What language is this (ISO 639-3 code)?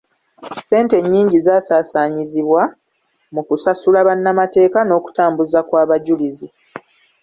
lug